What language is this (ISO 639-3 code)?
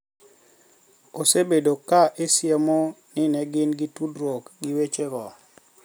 luo